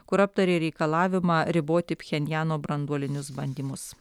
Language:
Lithuanian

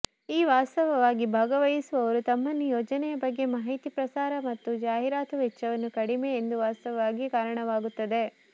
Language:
Kannada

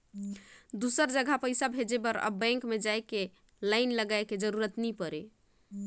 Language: Chhattisgarhi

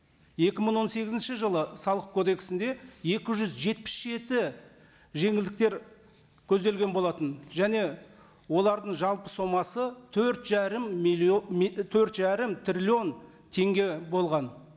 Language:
Kazakh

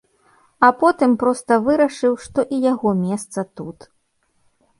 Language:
Belarusian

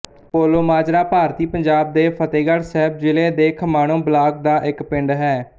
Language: Punjabi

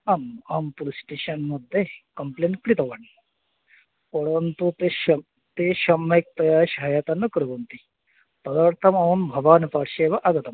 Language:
Sanskrit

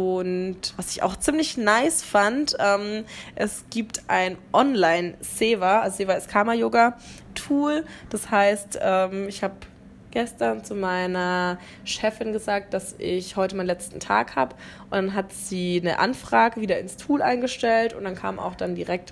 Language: German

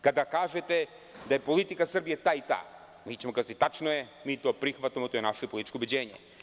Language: Serbian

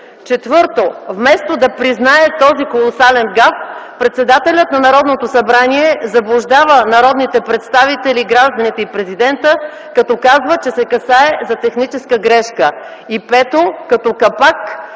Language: Bulgarian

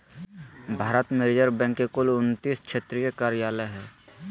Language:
Magahi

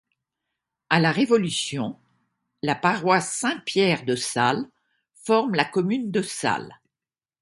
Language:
French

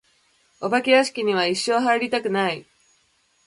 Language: Japanese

